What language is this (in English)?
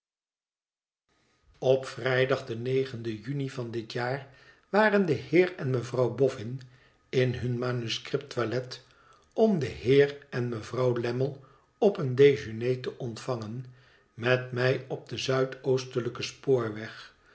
Dutch